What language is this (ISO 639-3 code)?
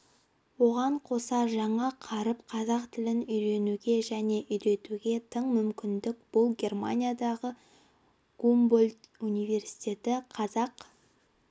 kaz